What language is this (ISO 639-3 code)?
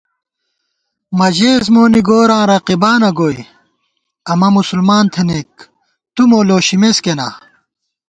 gwt